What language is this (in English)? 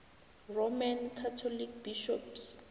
South Ndebele